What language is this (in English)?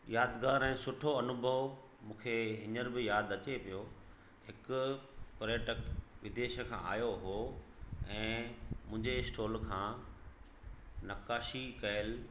Sindhi